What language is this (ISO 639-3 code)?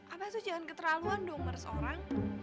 ind